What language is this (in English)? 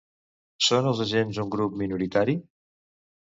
Catalan